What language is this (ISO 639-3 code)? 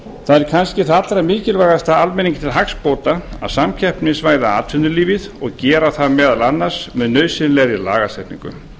isl